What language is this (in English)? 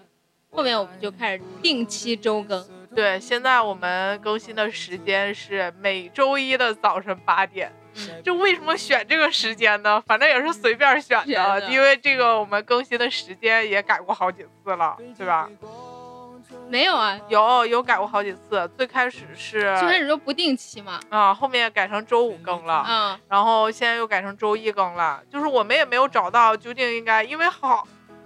Chinese